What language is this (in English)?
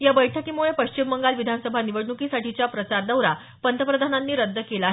Marathi